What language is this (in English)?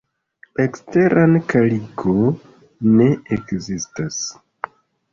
Esperanto